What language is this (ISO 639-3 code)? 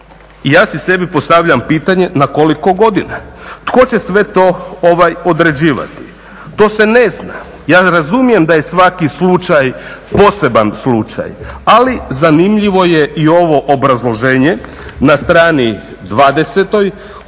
hrv